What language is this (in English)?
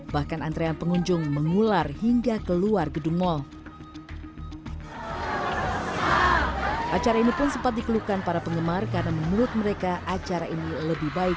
Indonesian